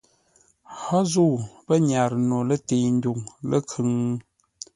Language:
Ngombale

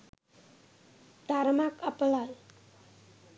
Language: Sinhala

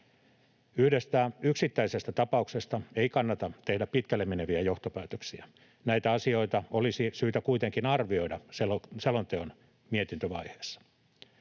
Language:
Finnish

